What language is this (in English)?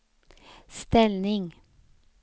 Swedish